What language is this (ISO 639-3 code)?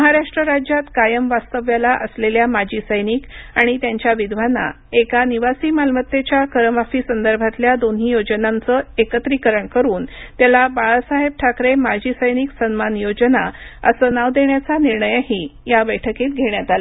mar